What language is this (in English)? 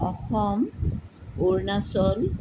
Assamese